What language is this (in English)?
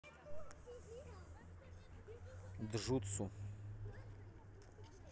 Russian